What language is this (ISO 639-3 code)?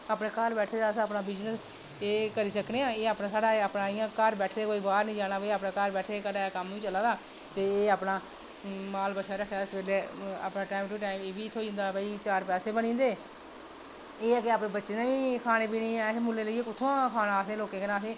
doi